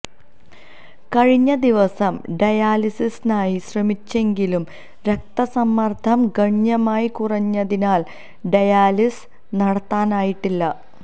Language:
Malayalam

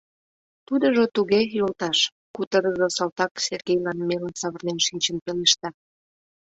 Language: Mari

